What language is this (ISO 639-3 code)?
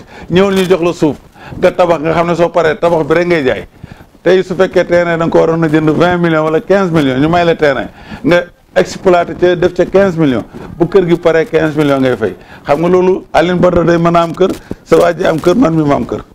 nld